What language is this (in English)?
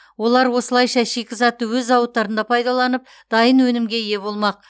Kazakh